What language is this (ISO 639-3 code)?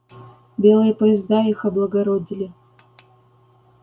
rus